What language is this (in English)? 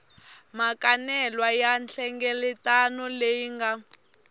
Tsonga